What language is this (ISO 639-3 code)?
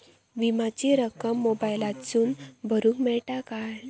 mar